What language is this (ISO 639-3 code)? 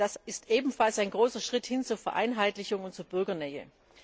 deu